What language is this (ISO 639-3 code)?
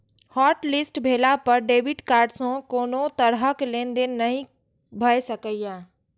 mai